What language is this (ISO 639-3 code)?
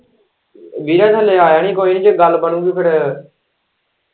pan